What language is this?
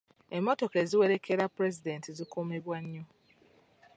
Ganda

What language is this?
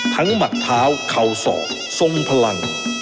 Thai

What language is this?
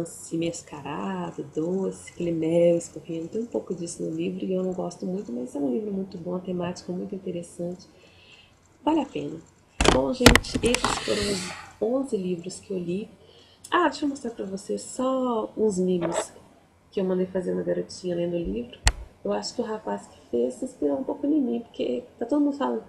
Portuguese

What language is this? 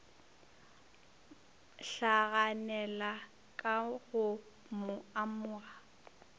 Northern Sotho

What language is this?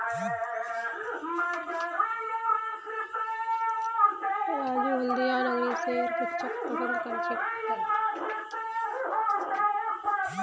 Magahi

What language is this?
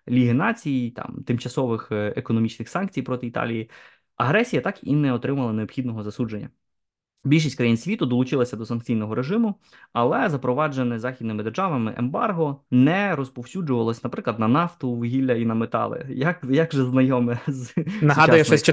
Ukrainian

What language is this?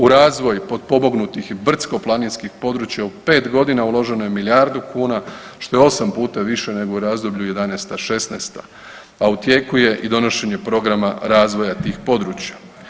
Croatian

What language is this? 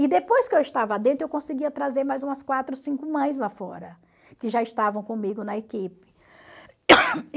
Portuguese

